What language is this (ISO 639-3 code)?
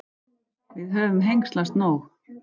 isl